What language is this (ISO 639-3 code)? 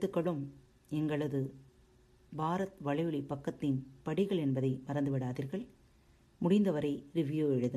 tam